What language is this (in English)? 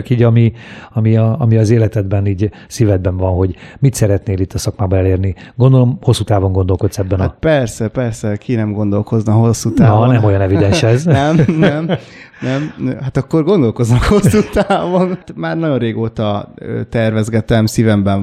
Hungarian